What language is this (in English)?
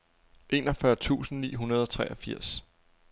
Danish